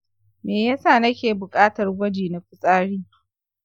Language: Hausa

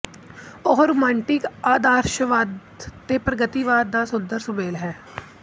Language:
Punjabi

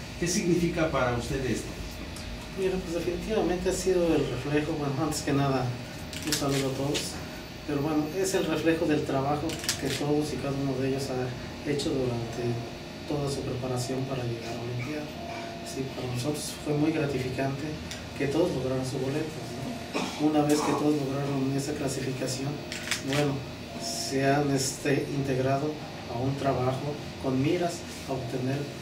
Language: Spanish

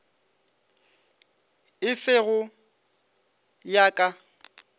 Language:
Northern Sotho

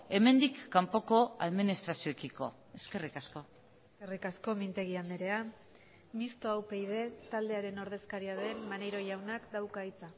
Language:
Basque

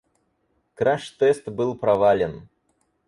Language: Russian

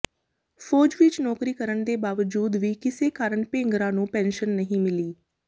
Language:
Punjabi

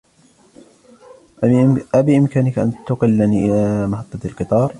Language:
Arabic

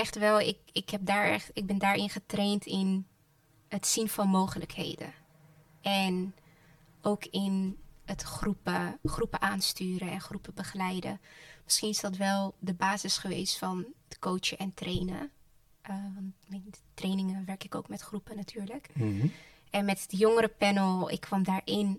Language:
Dutch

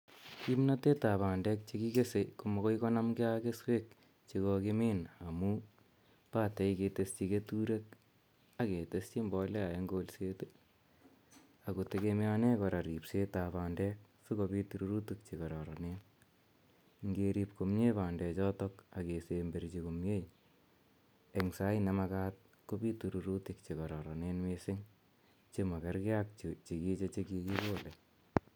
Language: Kalenjin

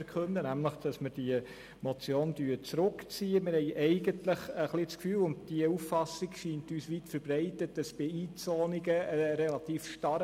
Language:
Swiss German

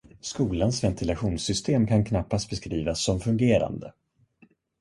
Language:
Swedish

